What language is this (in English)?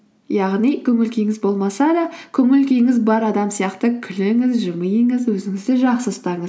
Kazakh